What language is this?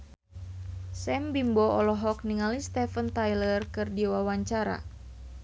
Sundanese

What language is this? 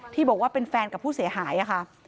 Thai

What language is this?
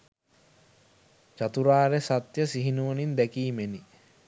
Sinhala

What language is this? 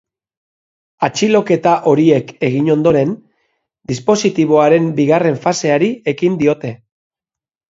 Basque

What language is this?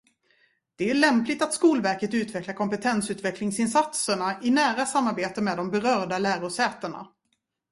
Swedish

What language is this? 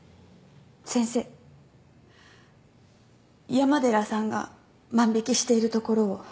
Japanese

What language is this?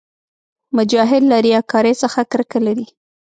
Pashto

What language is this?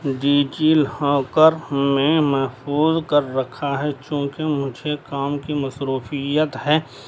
Urdu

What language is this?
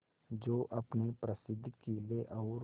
Hindi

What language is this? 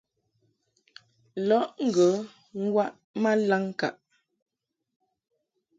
Mungaka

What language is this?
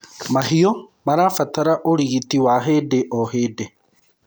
Kikuyu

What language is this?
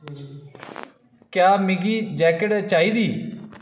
Dogri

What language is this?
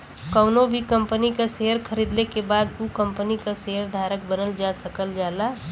Bhojpuri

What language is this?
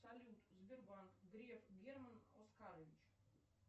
Russian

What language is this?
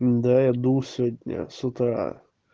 Russian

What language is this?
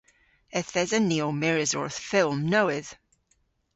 Cornish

